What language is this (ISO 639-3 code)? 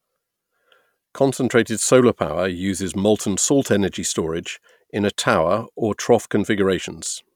eng